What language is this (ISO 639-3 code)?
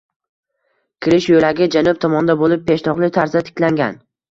uzb